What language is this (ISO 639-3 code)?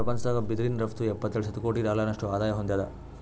kan